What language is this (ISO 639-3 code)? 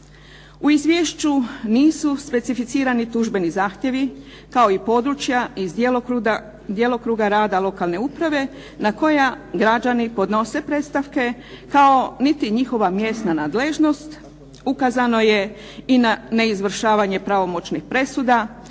hrv